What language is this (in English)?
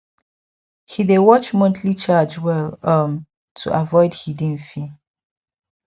Nigerian Pidgin